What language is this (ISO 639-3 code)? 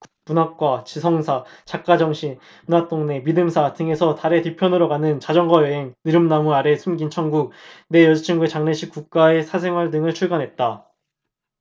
kor